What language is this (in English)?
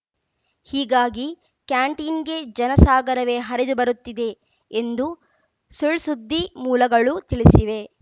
Kannada